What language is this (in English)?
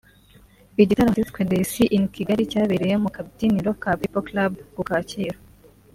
Kinyarwanda